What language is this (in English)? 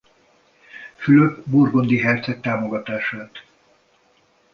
Hungarian